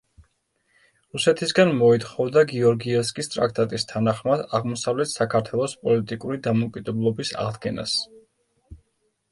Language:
Georgian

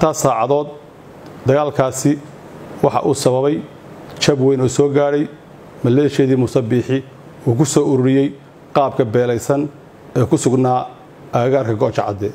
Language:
Arabic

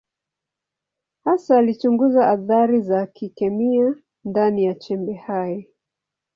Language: Swahili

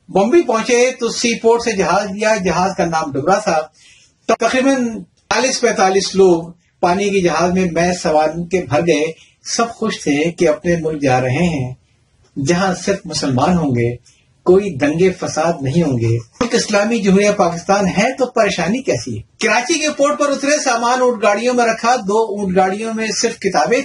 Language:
Urdu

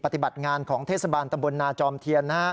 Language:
Thai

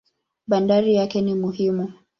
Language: Swahili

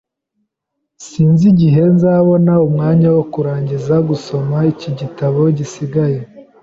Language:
Kinyarwanda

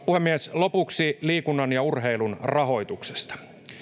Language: Finnish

